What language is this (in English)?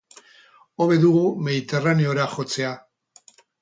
Basque